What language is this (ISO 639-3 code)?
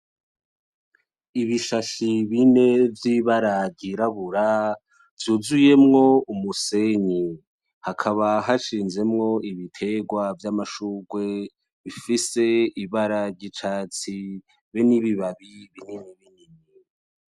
run